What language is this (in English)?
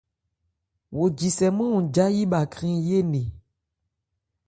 Ebrié